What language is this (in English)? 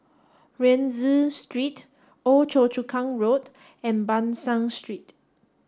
English